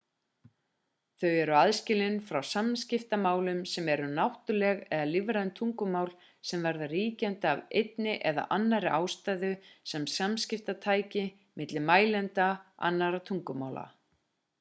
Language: Icelandic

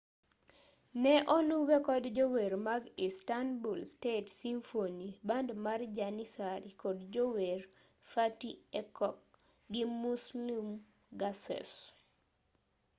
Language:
Luo (Kenya and Tanzania)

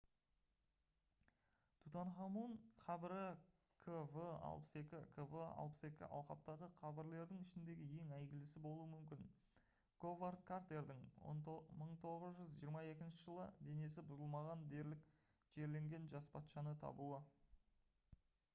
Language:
Kazakh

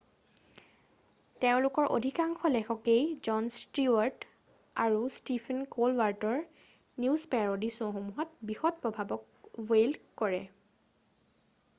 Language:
Assamese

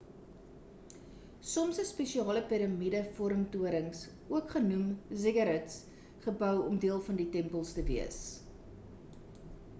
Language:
Afrikaans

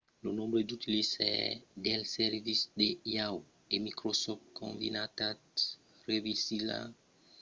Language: Occitan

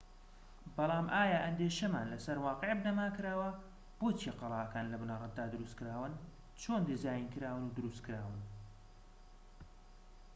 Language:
Central Kurdish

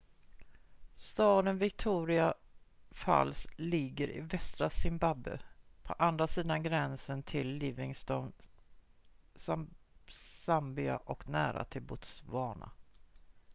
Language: Swedish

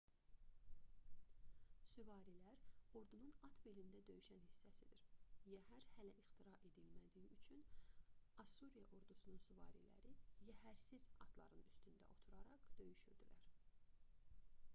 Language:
Azerbaijani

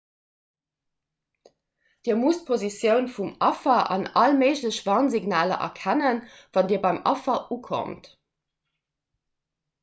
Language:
Luxembourgish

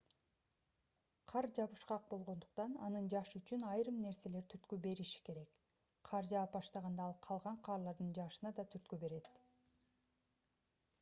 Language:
Kyrgyz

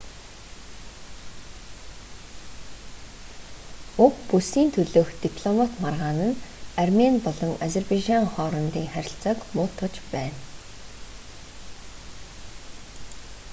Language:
Mongolian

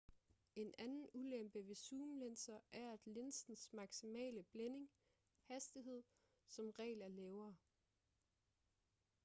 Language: Danish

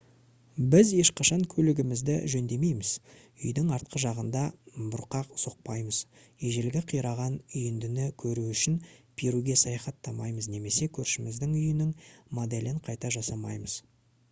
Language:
Kazakh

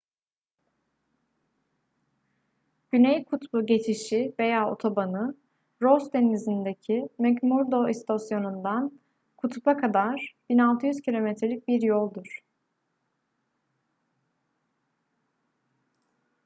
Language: Turkish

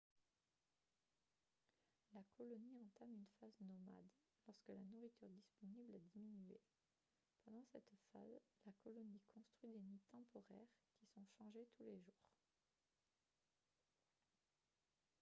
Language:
French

